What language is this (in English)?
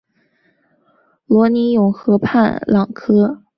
Chinese